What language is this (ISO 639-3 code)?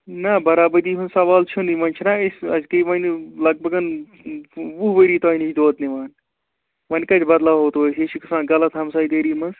kas